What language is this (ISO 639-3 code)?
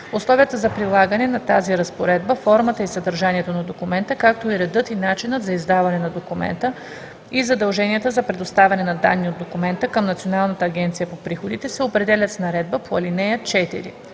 bul